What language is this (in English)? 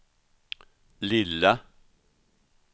Swedish